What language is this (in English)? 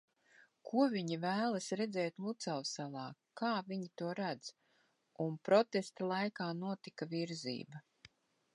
Latvian